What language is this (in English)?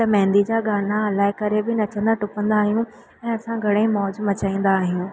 Sindhi